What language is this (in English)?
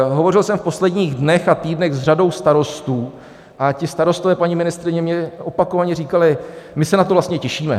Czech